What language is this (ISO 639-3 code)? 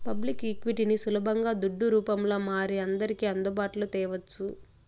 tel